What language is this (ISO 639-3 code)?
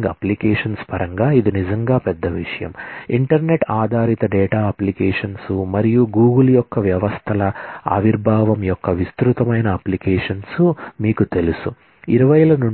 tel